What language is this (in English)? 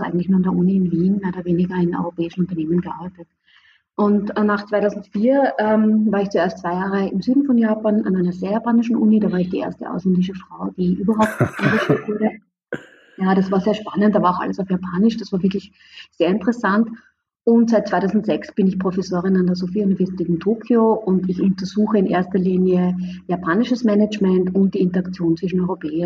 German